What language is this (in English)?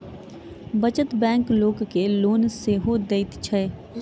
Maithili